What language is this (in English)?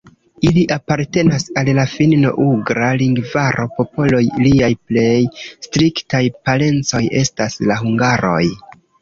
Esperanto